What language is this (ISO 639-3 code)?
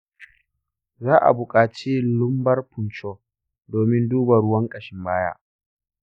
hau